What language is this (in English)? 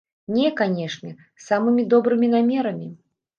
Belarusian